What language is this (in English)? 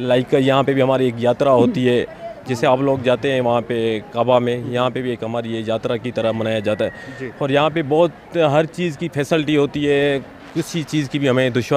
Hindi